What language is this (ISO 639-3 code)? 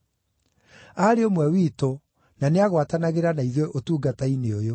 kik